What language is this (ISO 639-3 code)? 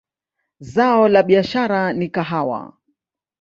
swa